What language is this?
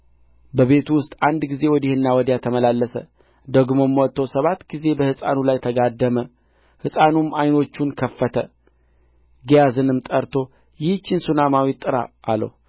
Amharic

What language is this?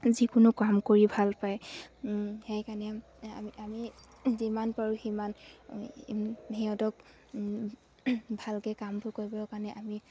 Assamese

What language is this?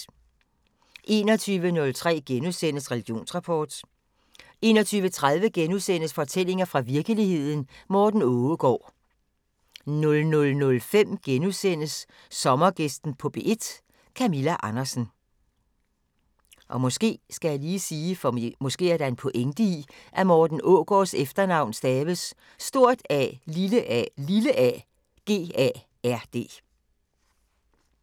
Danish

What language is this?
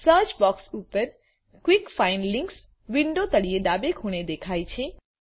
Gujarati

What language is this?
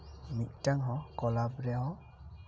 Santali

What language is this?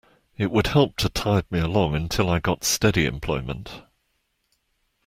English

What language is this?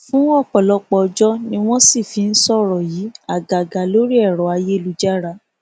Yoruba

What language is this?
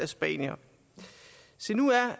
Danish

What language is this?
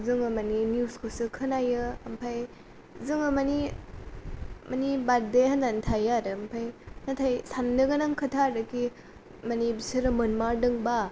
Bodo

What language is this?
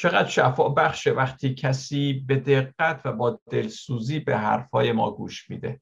Persian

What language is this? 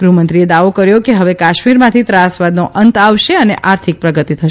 Gujarati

